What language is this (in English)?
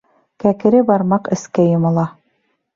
Bashkir